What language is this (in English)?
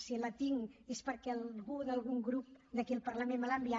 Catalan